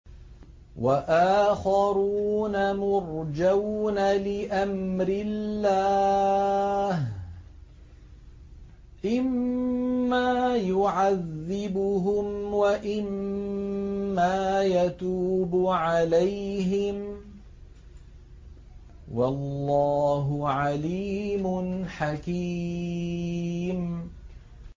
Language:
Arabic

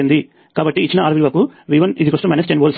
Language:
Telugu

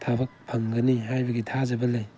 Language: Manipuri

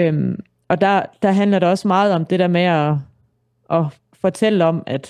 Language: Danish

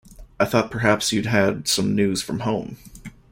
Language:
English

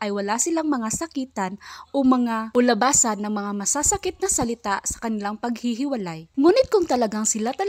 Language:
Filipino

